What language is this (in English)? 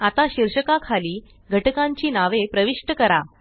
Marathi